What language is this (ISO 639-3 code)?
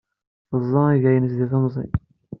kab